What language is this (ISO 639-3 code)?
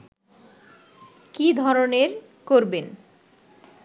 ben